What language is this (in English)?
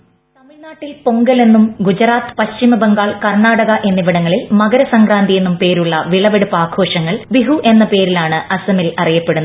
Malayalam